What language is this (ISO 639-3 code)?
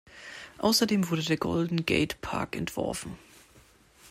deu